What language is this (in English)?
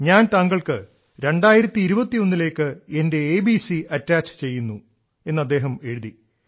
Malayalam